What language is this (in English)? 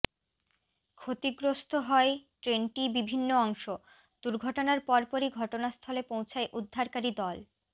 Bangla